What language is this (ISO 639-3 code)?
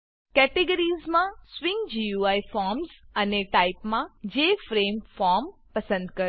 guj